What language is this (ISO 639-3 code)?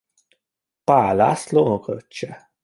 hun